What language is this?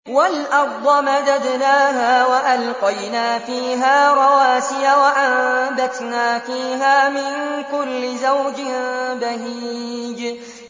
Arabic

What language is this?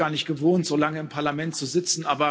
German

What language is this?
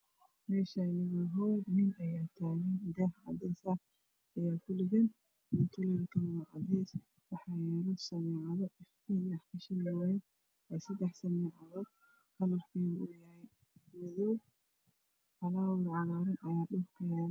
Somali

